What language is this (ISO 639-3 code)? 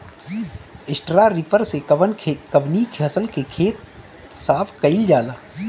bho